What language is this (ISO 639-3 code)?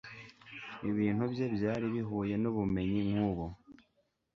kin